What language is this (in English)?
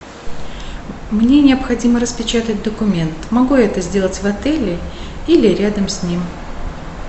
Russian